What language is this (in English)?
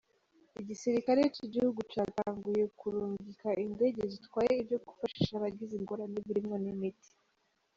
Kinyarwanda